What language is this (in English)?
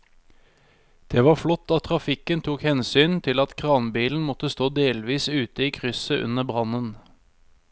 Norwegian